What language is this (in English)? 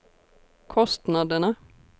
Swedish